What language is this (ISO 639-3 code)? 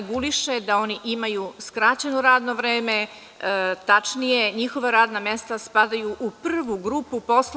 srp